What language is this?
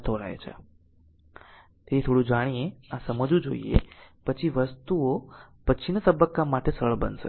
Gujarati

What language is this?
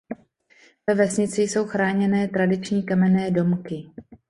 Czech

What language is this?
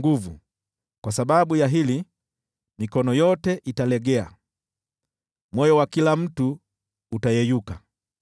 Swahili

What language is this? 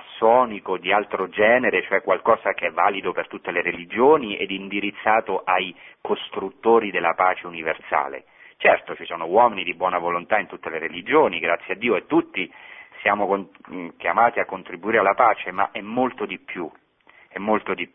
Italian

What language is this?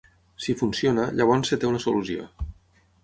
Catalan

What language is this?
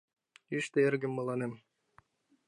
Mari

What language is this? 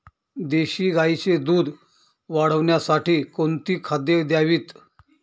Marathi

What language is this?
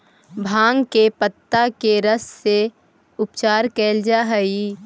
Magahi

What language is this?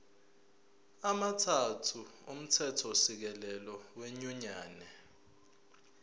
Zulu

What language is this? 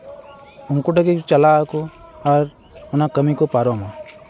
Santali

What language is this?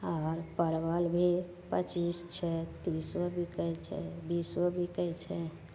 Maithili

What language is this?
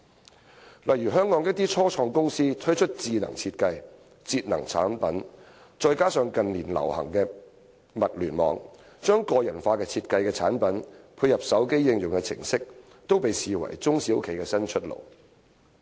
Cantonese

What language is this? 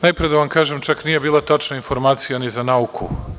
Serbian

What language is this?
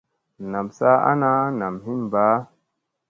Musey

